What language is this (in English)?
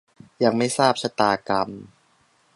Thai